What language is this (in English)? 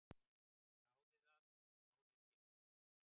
Icelandic